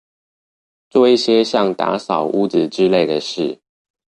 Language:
Chinese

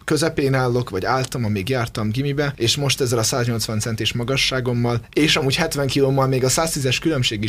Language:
Hungarian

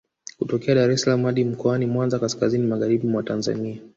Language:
Swahili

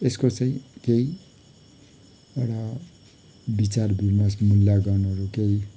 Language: Nepali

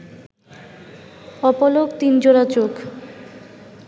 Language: Bangla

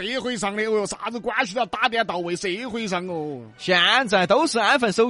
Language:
Chinese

